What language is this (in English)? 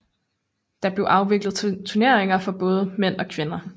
Danish